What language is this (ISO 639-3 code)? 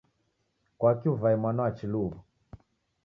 dav